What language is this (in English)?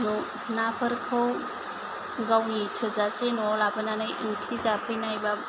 Bodo